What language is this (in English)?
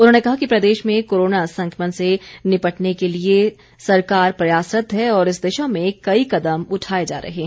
Hindi